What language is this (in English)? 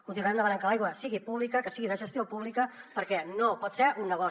Catalan